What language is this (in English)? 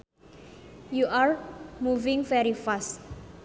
Sundanese